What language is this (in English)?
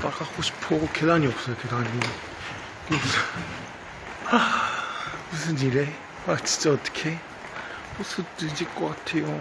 Korean